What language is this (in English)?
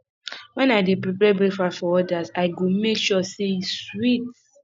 Nigerian Pidgin